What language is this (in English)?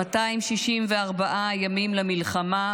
Hebrew